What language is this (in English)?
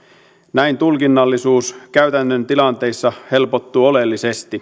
Finnish